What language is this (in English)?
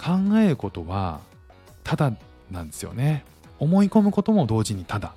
Japanese